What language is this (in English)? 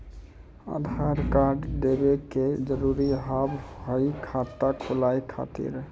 Maithili